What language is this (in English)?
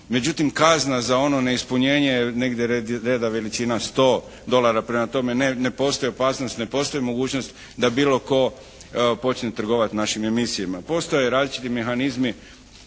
Croatian